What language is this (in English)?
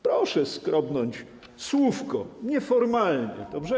Polish